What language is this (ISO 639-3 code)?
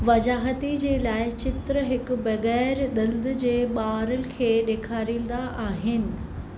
snd